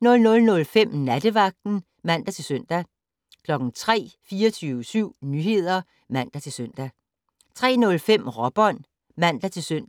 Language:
Danish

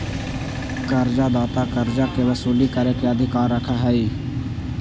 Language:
Magahi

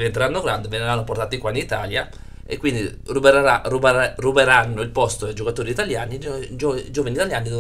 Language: Italian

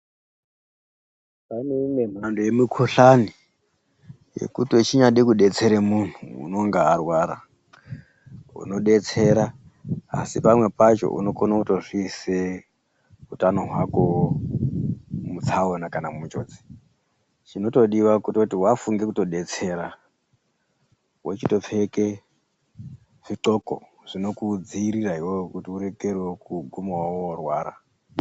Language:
Ndau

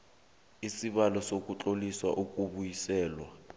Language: South Ndebele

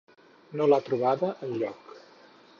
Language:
Catalan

